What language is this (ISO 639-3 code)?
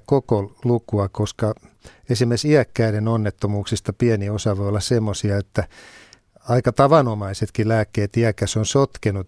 fin